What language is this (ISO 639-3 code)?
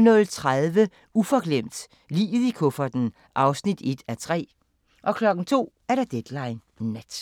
dan